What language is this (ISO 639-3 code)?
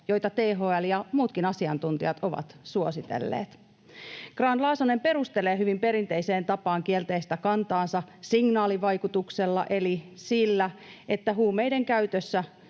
fin